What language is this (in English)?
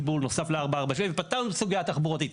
Hebrew